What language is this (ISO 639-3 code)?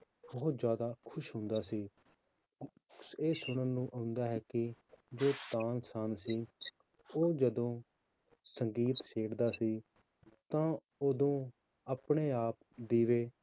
pan